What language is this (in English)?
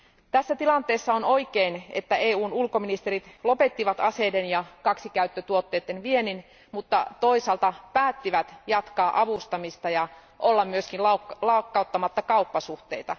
Finnish